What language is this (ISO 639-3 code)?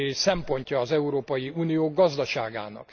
hun